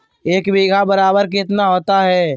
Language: Magahi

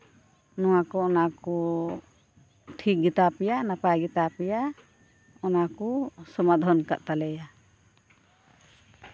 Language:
Santali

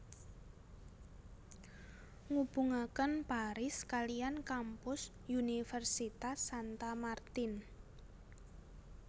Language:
Javanese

